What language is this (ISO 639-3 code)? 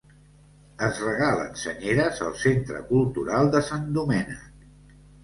cat